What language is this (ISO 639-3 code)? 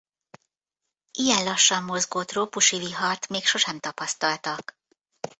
hun